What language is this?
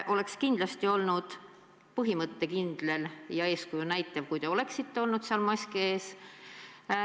Estonian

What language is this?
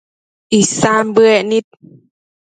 Matsés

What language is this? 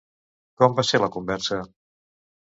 Catalan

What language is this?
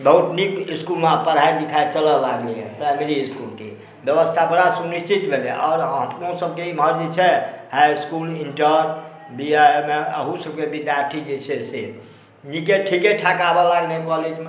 Maithili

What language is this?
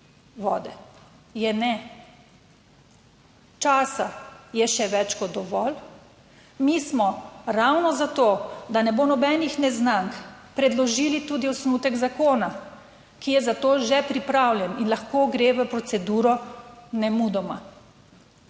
Slovenian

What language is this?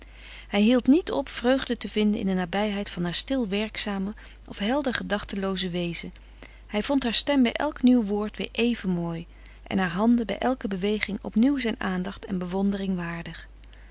Dutch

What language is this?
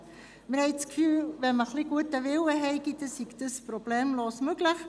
Swiss German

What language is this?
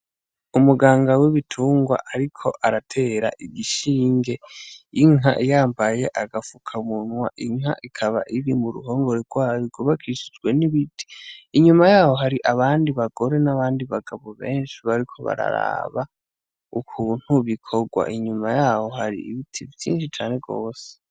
Rundi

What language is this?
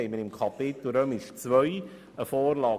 Swiss German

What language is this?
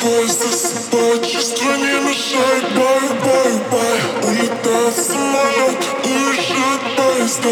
Russian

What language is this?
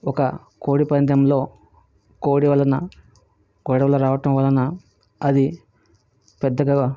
Telugu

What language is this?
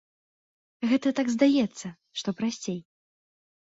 Belarusian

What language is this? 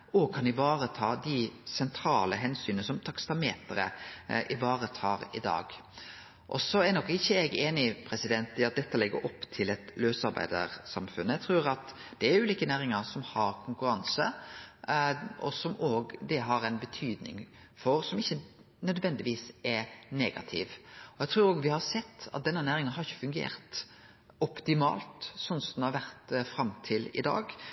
Norwegian Nynorsk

